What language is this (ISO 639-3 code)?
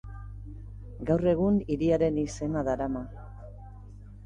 eus